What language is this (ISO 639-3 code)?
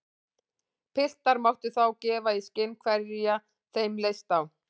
isl